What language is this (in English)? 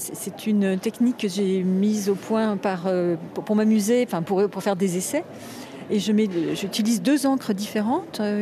French